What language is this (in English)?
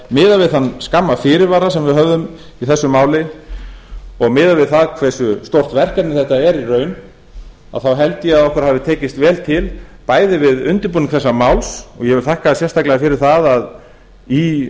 Icelandic